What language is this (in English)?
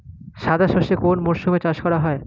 Bangla